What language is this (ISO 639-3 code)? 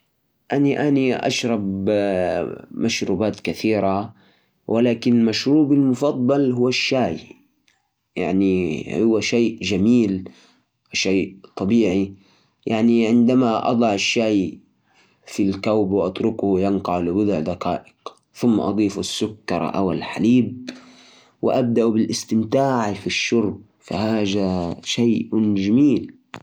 ars